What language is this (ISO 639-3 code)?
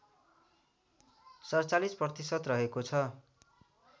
nep